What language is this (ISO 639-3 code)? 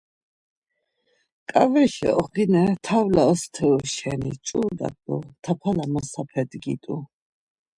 lzz